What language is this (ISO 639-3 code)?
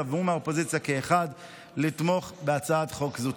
heb